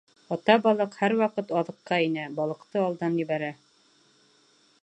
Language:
Bashkir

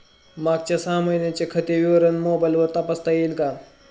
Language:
Marathi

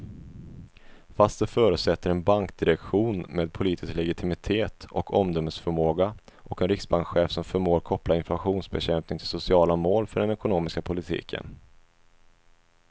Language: Swedish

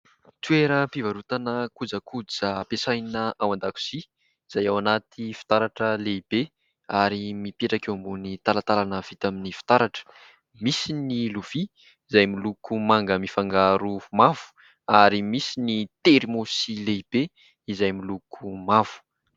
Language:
Malagasy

